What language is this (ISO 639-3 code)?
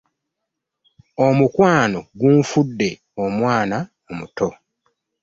lug